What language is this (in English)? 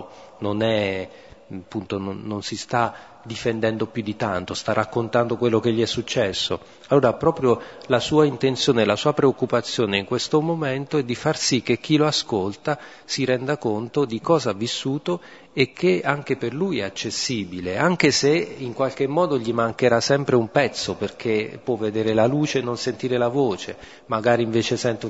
Italian